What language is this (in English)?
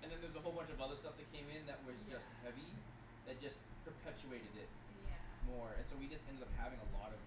English